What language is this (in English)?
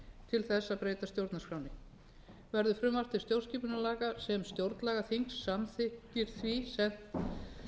Icelandic